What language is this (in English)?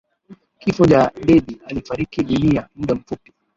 Swahili